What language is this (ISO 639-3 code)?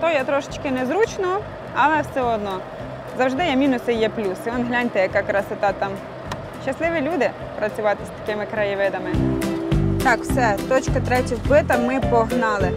ukr